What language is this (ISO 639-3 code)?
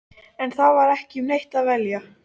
isl